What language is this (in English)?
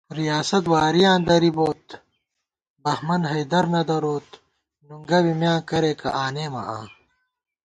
Gawar-Bati